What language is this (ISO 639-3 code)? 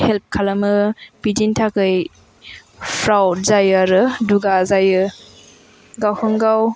brx